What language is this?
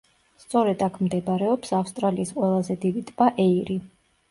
Georgian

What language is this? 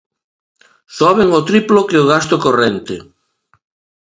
Galician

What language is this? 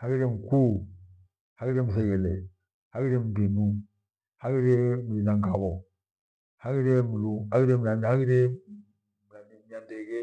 Gweno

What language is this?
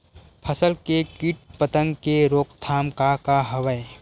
Chhattisgarhi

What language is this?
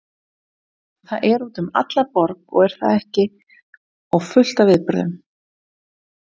Icelandic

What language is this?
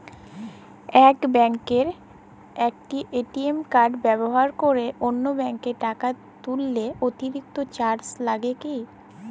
Bangla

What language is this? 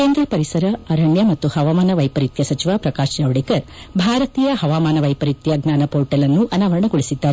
Kannada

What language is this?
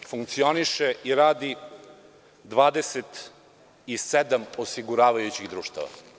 Serbian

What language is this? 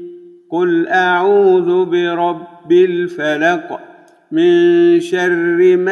Arabic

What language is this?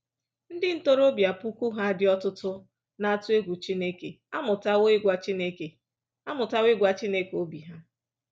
Igbo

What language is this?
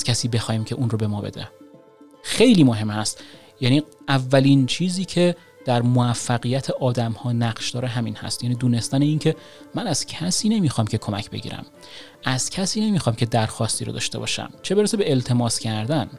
Persian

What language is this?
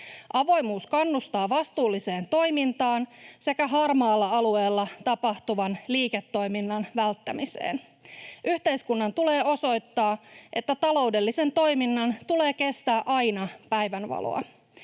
Finnish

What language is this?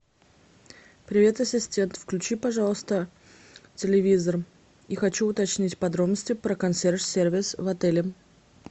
Russian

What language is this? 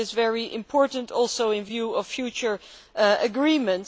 English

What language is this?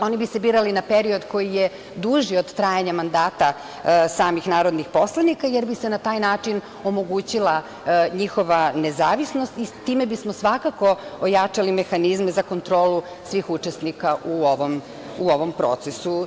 Serbian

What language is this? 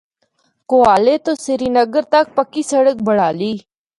Northern Hindko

